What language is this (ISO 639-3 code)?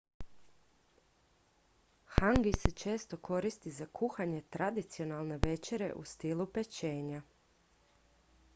hrv